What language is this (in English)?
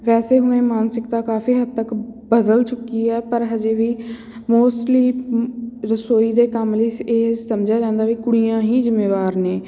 Punjabi